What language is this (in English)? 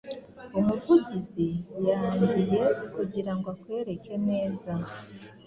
Kinyarwanda